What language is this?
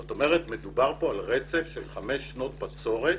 Hebrew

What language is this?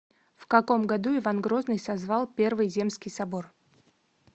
Russian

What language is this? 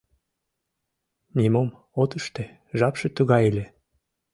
Mari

